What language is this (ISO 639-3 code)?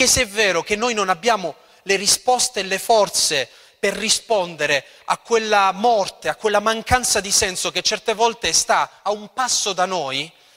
ita